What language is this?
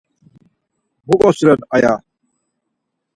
Laz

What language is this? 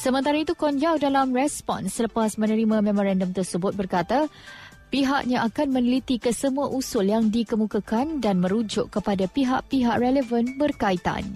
Malay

